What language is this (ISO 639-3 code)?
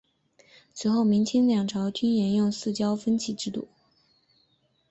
zho